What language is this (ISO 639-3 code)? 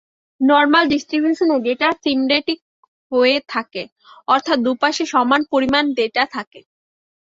ben